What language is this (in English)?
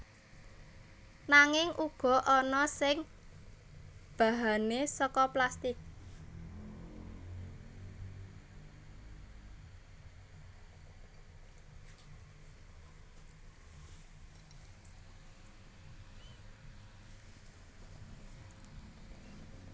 Javanese